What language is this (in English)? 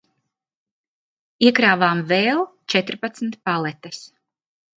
Latvian